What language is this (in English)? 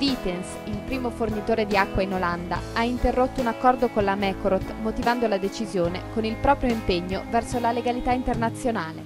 Italian